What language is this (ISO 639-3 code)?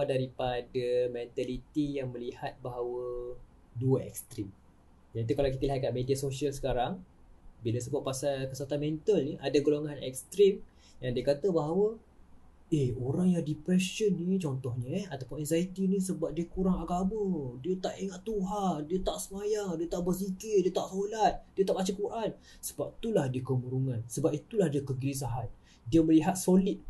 msa